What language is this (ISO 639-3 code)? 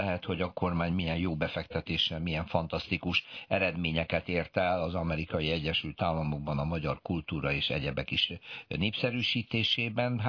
hun